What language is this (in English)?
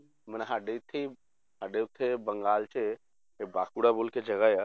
Punjabi